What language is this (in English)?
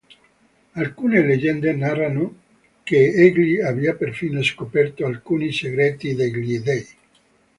Italian